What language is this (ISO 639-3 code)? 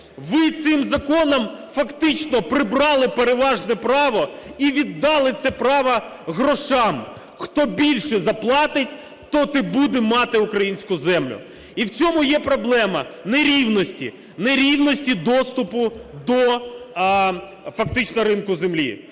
ukr